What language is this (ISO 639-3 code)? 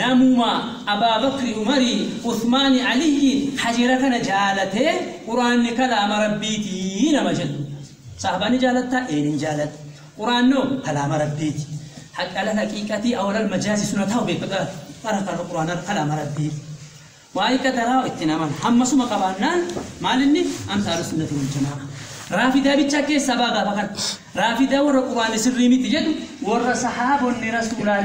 ara